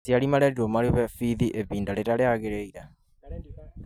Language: Kikuyu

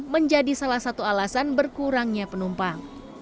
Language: Indonesian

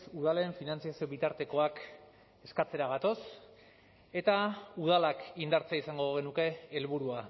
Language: Basque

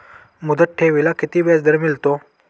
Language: Marathi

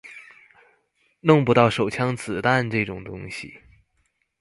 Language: Chinese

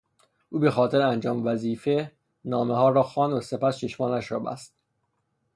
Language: Persian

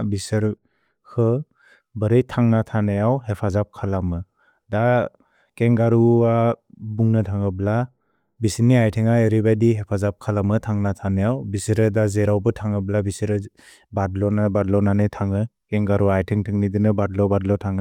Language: Bodo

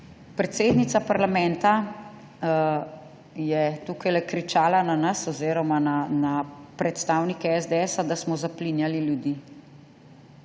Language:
Slovenian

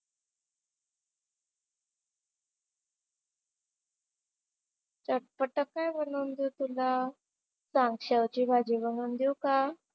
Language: Marathi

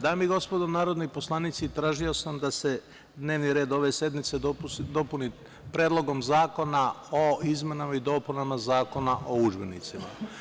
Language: Serbian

